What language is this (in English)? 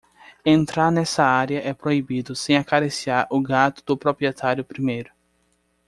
Portuguese